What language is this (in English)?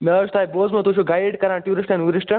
Kashmiri